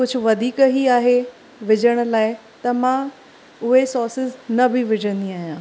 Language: Sindhi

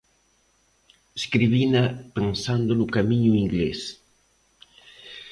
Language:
Galician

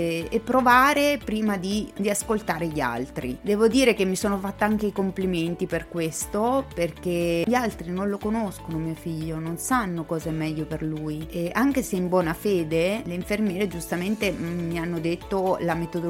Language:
Italian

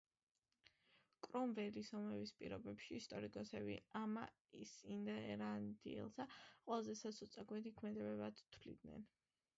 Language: Georgian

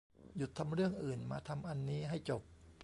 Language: Thai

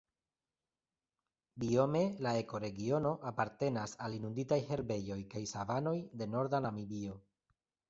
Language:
Esperanto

